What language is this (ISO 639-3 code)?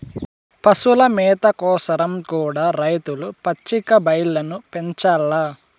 tel